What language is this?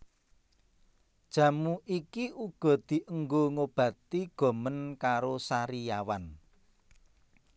Javanese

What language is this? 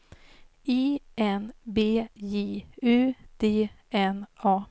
Swedish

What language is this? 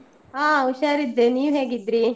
Kannada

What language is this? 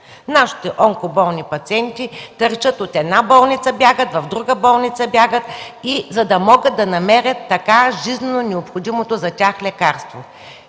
Bulgarian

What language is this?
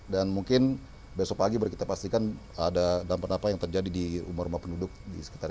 Indonesian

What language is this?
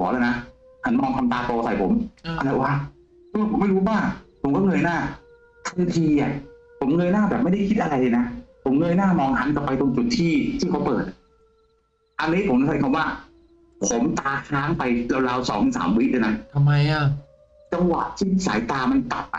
Thai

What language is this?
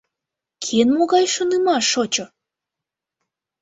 Mari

